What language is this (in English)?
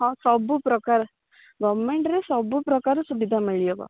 Odia